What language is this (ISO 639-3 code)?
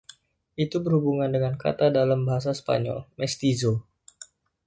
ind